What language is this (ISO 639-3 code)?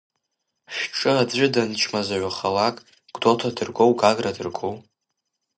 abk